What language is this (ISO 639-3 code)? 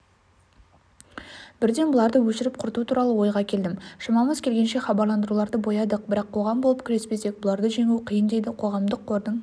kaz